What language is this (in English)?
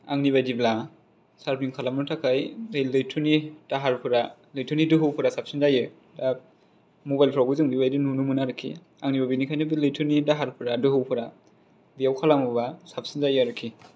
Bodo